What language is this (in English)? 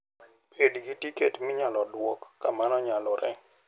Luo (Kenya and Tanzania)